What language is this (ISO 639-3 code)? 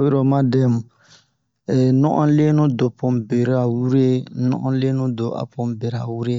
bmq